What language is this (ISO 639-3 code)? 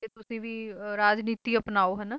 pan